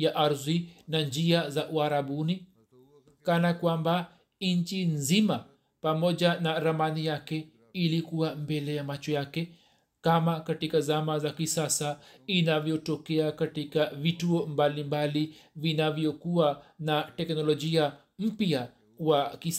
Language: Swahili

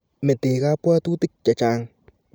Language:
Kalenjin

